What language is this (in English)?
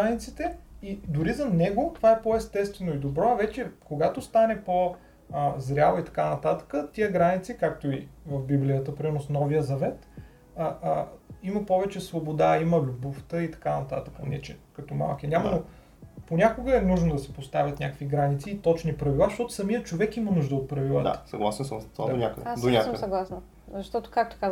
Bulgarian